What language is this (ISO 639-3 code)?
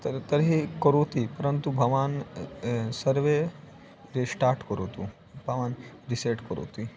san